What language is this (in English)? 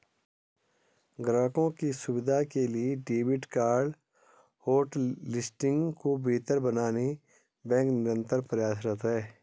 Hindi